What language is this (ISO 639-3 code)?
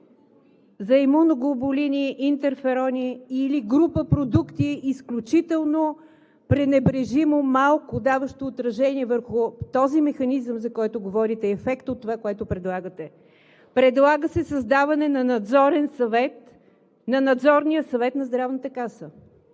bul